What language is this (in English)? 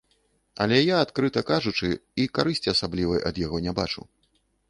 Belarusian